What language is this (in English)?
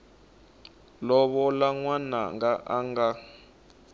Tsonga